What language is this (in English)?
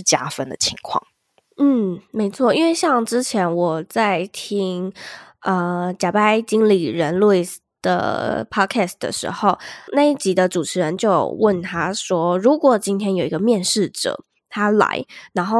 Chinese